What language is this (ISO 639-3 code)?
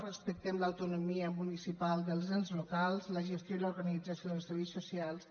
cat